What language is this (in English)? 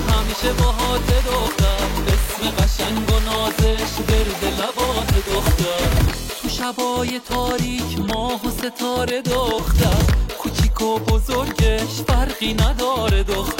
Persian